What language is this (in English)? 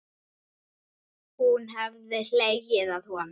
Icelandic